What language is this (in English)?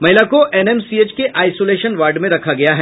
Hindi